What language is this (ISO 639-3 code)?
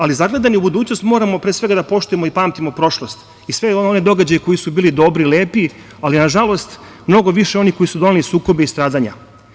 srp